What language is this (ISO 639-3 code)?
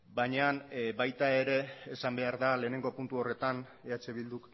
eus